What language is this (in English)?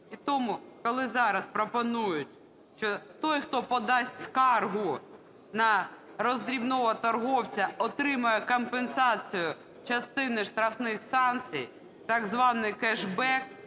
Ukrainian